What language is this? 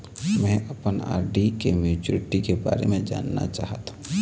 Chhattisgarhi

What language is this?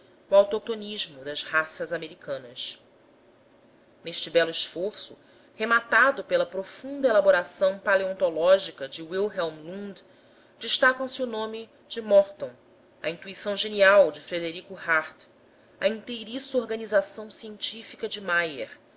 Portuguese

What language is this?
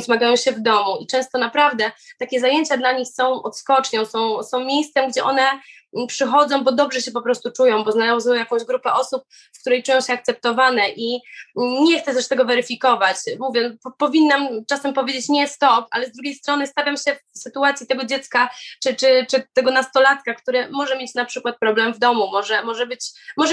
Polish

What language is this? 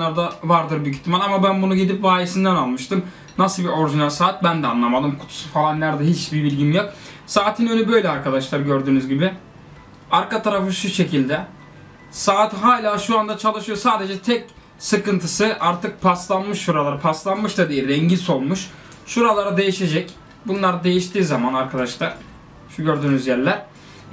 Turkish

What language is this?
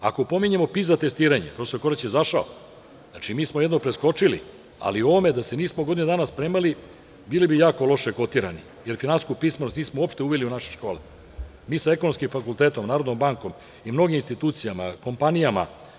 Serbian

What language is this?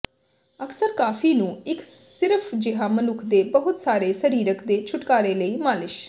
Punjabi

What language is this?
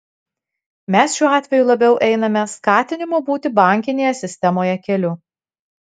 Lithuanian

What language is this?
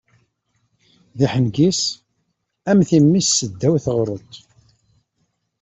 Kabyle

